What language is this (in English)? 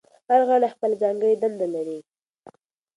Pashto